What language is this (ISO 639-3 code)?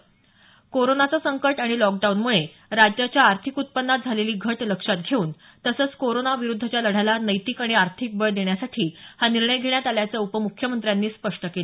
mar